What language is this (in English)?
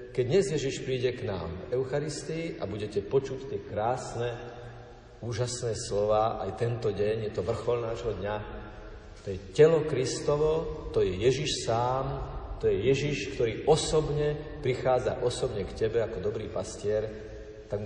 Slovak